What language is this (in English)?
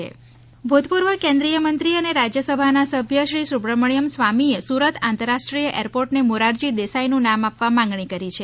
Gujarati